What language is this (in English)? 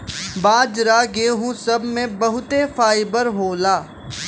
Bhojpuri